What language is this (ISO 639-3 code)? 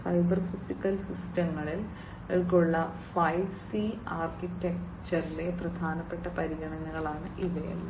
mal